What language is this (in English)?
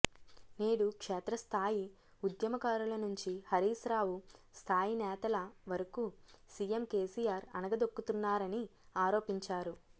Telugu